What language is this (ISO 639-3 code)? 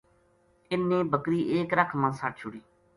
gju